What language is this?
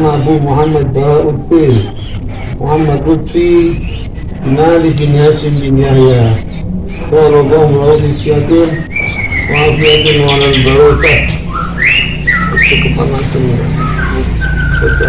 Indonesian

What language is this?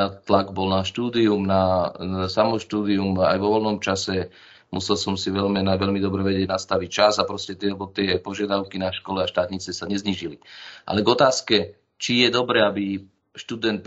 Slovak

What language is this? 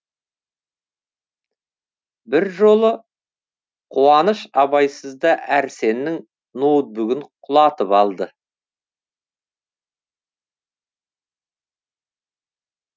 Kazakh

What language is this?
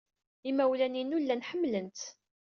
Kabyle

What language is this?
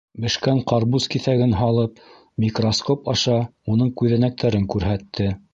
Bashkir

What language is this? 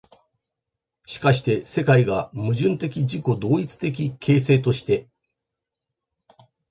Japanese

